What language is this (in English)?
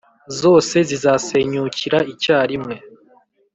Kinyarwanda